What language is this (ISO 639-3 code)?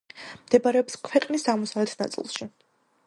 kat